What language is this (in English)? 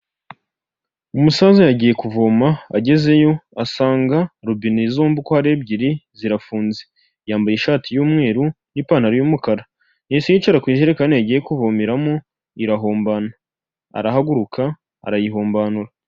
Kinyarwanda